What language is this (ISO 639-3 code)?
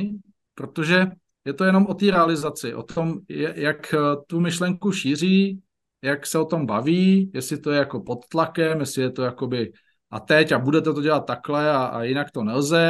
ces